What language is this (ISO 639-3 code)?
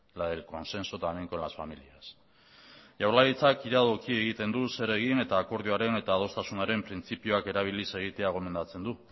eus